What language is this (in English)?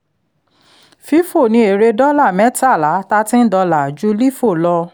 Yoruba